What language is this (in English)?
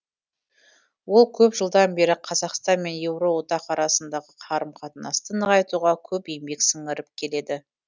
Kazakh